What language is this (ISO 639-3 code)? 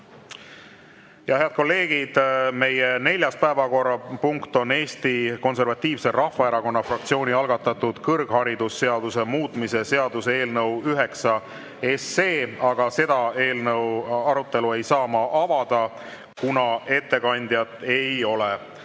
est